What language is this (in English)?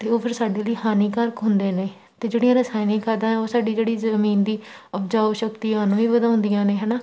Punjabi